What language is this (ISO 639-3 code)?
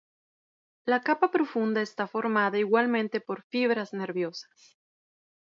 spa